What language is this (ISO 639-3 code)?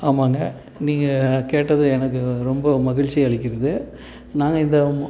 tam